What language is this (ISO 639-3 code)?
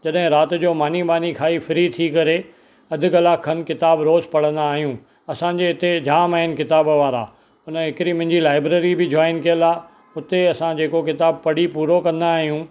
snd